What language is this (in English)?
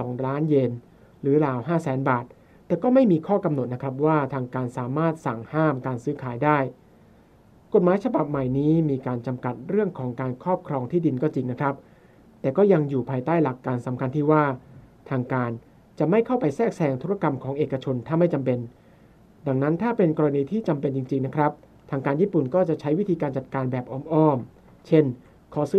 Thai